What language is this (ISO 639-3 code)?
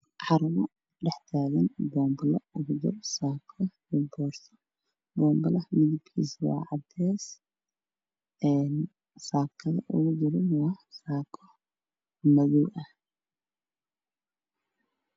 som